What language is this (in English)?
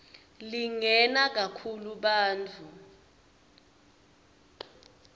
Swati